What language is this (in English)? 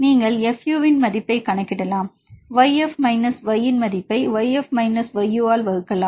Tamil